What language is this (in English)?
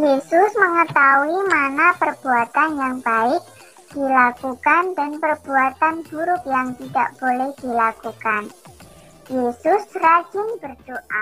Indonesian